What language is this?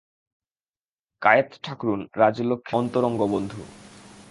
Bangla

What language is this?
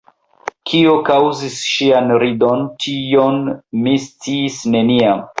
Esperanto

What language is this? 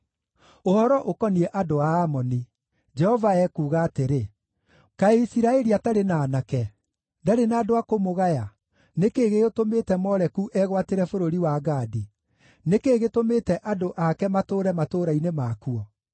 Kikuyu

